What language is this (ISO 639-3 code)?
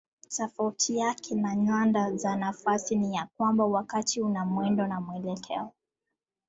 swa